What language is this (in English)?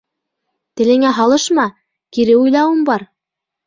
Bashkir